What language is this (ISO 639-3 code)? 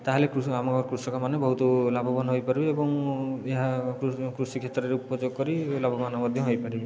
ori